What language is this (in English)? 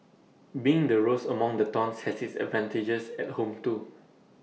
English